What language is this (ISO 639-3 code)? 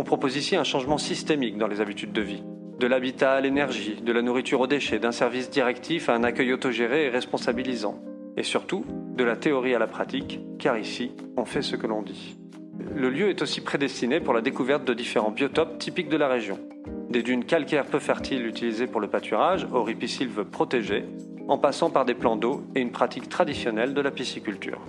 fra